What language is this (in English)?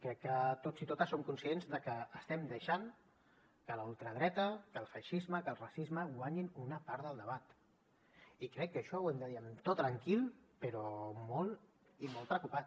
Catalan